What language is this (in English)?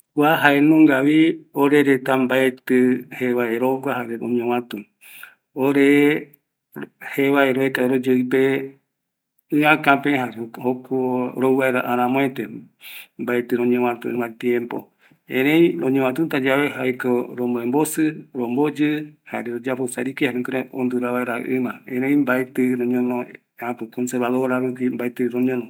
Eastern Bolivian Guaraní